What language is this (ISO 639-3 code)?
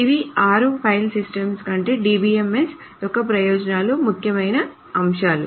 tel